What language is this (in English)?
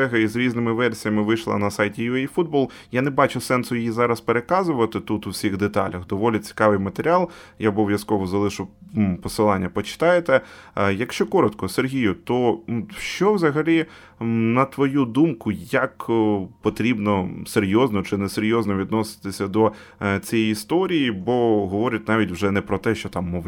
Ukrainian